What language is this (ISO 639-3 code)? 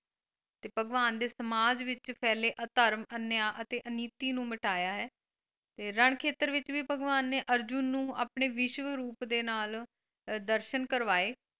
pan